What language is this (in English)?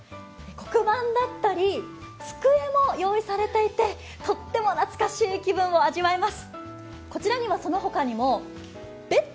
Japanese